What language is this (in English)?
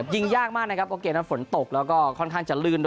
Thai